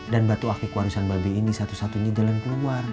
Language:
Indonesian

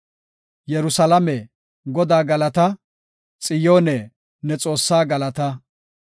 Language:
Gofa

